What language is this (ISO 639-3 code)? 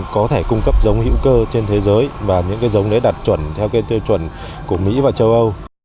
vie